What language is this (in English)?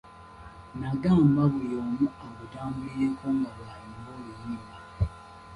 Ganda